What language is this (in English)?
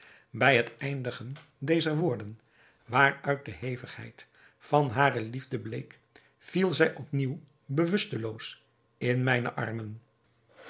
Dutch